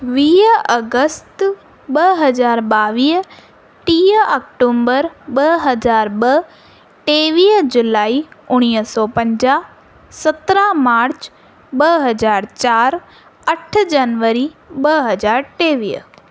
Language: Sindhi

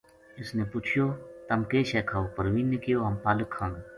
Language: Gujari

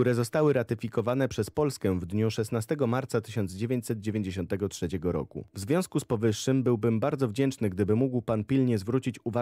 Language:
Polish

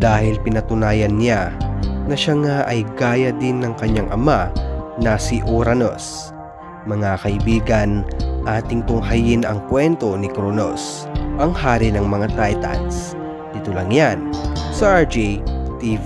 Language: Filipino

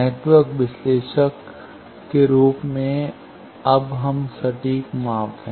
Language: Hindi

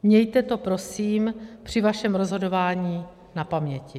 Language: Czech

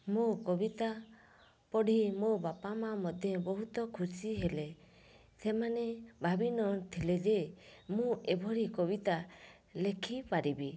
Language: Odia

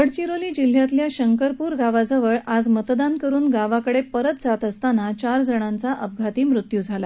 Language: Marathi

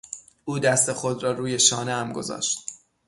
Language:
Persian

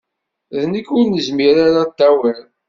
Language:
Kabyle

